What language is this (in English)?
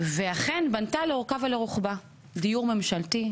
Hebrew